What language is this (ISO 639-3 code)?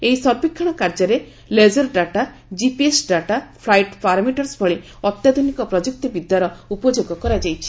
ori